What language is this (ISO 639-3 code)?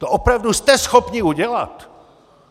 ces